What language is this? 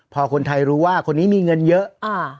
Thai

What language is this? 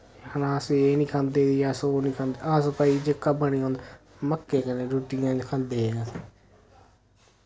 Dogri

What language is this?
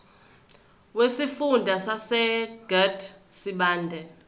Zulu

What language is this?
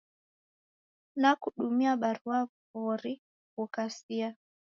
Taita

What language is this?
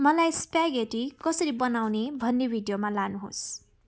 Nepali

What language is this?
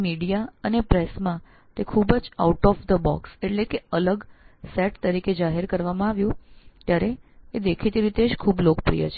Gujarati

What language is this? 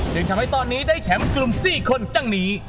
Thai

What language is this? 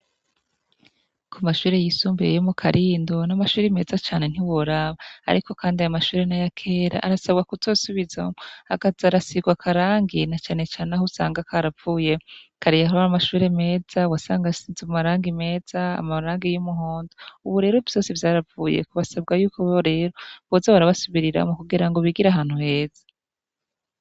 Rundi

